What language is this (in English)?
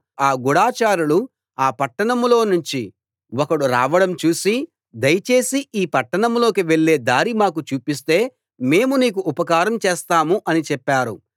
Telugu